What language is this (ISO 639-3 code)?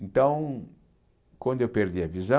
por